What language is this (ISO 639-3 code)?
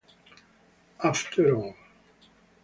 ita